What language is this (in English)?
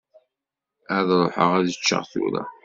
Kabyle